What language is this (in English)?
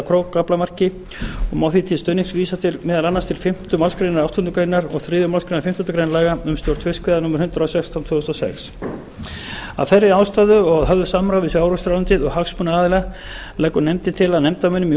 Icelandic